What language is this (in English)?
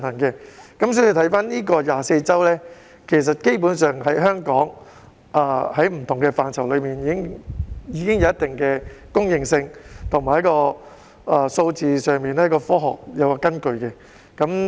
Cantonese